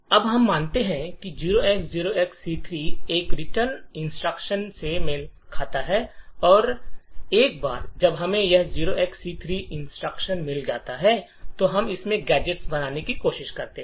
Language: Hindi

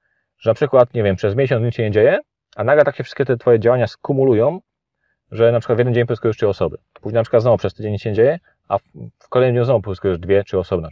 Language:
Polish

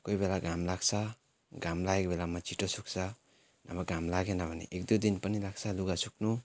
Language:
Nepali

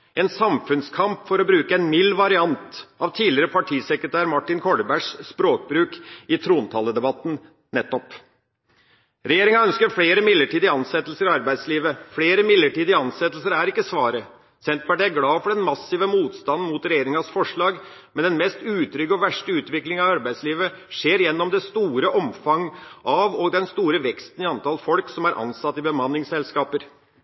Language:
Norwegian Bokmål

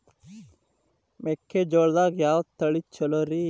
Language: Kannada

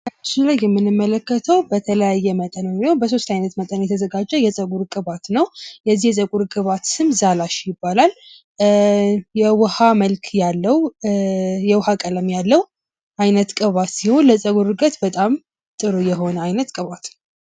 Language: Amharic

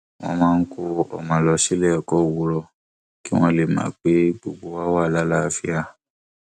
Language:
Yoruba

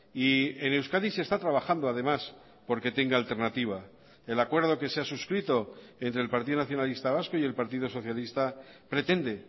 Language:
Spanish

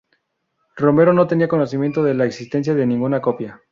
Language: Spanish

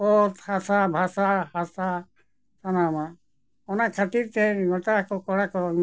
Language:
Santali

